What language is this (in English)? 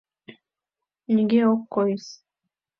Mari